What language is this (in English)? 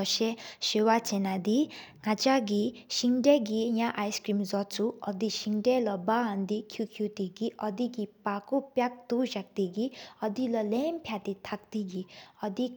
Sikkimese